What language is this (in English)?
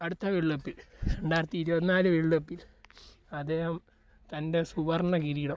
Malayalam